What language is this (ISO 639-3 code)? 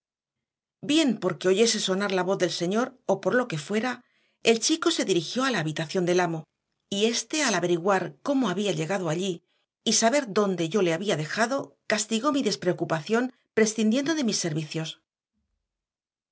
spa